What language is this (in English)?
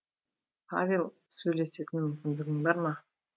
Kazakh